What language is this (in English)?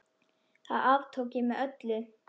Icelandic